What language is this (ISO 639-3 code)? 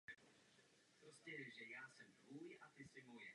ces